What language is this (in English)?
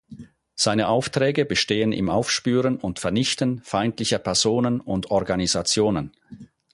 German